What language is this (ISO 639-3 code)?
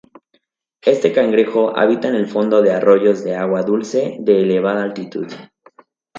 spa